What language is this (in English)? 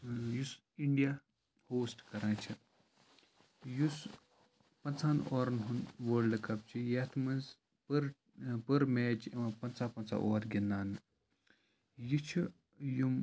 Kashmiri